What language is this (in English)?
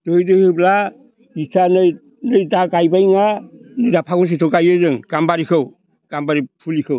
Bodo